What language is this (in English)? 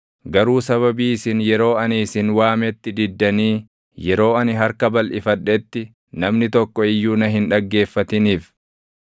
Oromo